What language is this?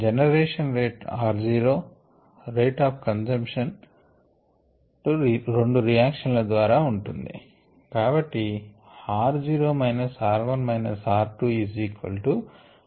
Telugu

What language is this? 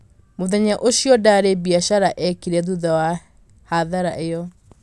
Kikuyu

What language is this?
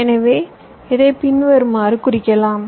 Tamil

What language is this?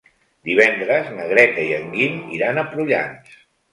Catalan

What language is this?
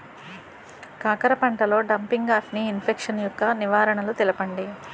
Telugu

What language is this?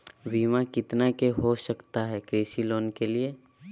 Magahi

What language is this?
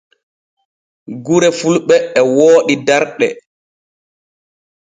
Borgu Fulfulde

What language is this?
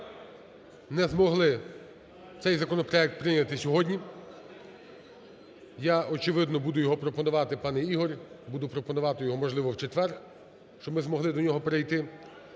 Ukrainian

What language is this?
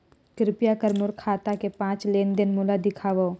Chhattisgarhi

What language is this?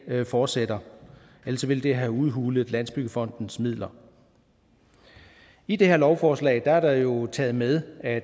Danish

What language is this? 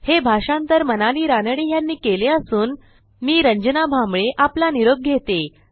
Marathi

